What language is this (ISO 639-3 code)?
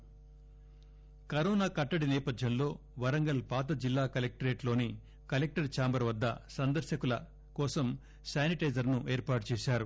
tel